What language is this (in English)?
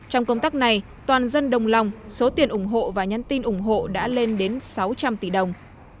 Vietnamese